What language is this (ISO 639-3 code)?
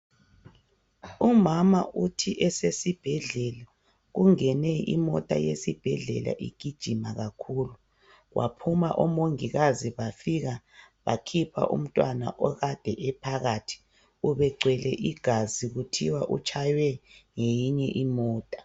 nde